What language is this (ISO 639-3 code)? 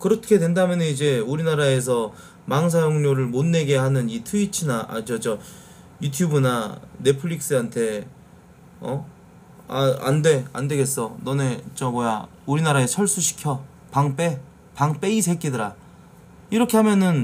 kor